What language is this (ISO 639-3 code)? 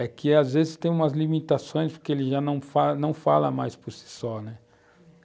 por